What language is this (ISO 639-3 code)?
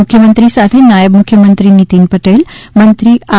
guj